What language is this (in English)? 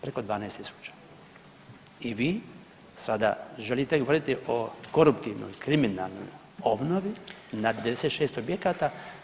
Croatian